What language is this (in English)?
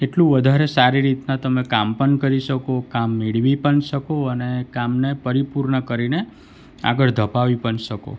Gujarati